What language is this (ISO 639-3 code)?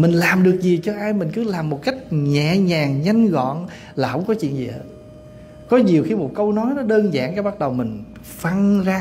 vie